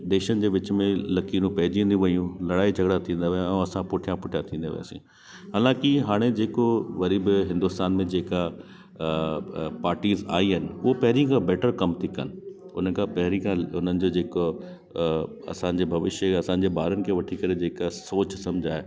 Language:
Sindhi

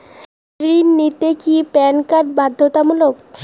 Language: Bangla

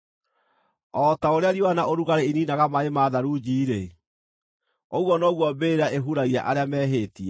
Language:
Kikuyu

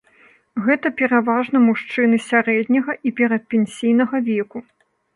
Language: Belarusian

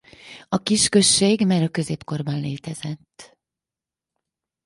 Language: Hungarian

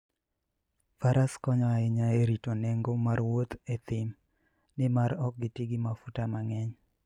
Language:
Luo (Kenya and Tanzania)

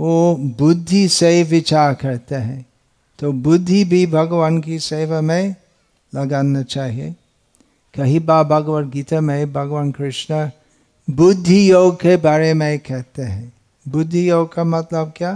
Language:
Hindi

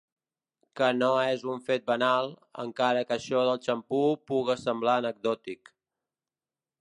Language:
Catalan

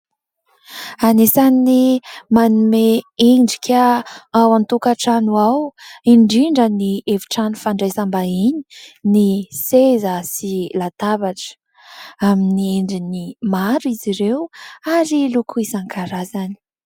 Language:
Malagasy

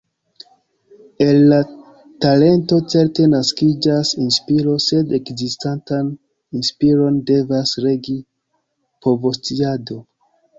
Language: Esperanto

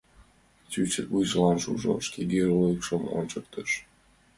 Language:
Mari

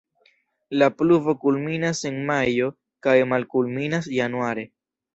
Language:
Esperanto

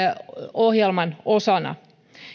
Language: Finnish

